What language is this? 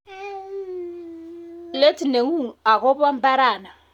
Kalenjin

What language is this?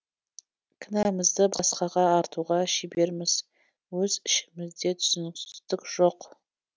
Kazakh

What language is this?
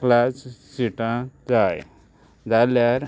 Konkani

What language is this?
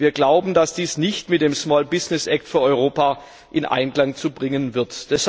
German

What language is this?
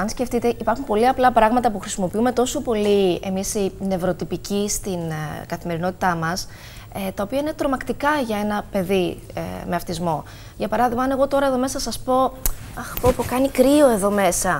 Greek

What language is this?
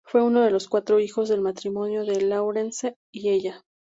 Spanish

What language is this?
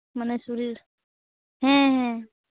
Santali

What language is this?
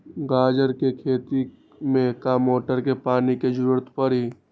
Magahi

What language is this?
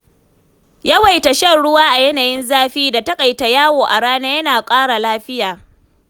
Hausa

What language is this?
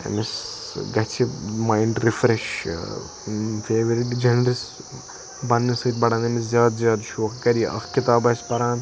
Kashmiri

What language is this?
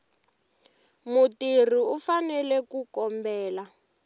Tsonga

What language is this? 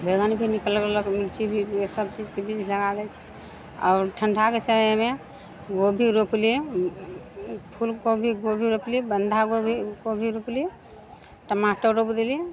Maithili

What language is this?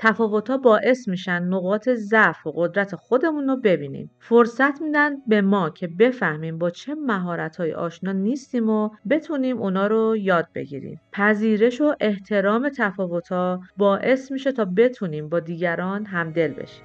Persian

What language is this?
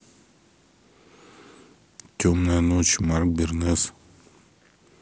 Russian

